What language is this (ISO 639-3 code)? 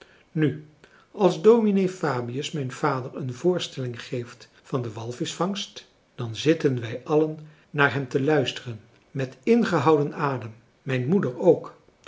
nld